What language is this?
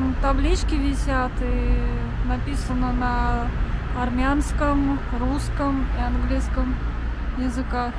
Russian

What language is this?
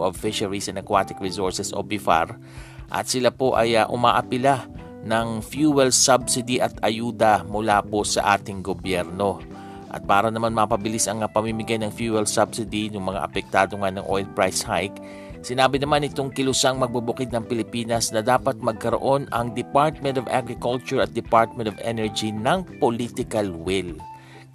Filipino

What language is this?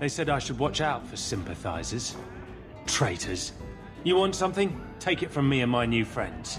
English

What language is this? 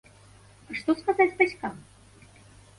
Belarusian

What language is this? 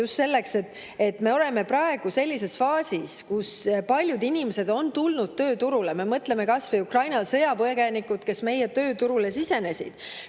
Estonian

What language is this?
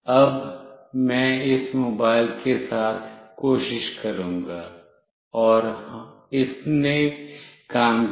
Hindi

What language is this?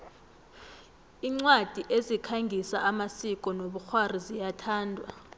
South Ndebele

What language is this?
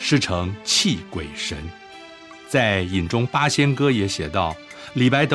Chinese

